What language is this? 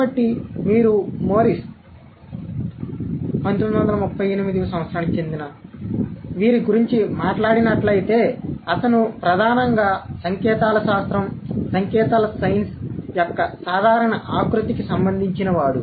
Telugu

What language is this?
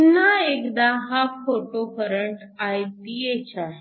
Marathi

